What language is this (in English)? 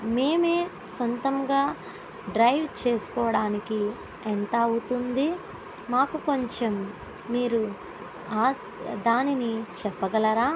Telugu